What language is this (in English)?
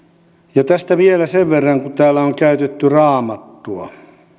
Finnish